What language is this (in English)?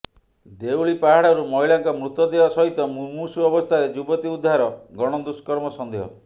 Odia